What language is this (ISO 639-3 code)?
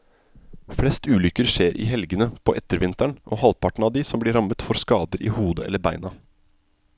nor